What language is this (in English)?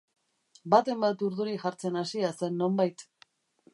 Basque